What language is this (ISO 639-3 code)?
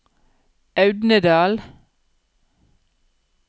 nor